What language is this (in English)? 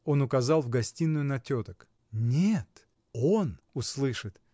Russian